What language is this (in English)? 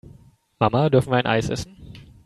German